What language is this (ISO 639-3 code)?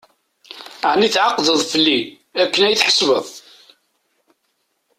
kab